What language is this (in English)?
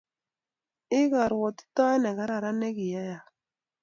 Kalenjin